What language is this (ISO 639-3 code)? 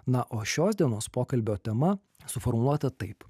lit